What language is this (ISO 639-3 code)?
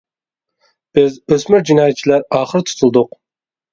uig